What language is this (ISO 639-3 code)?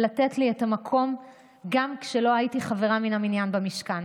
heb